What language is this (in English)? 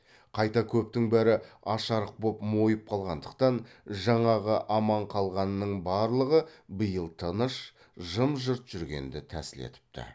Kazakh